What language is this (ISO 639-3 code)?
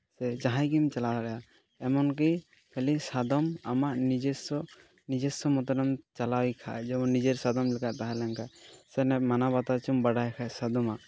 sat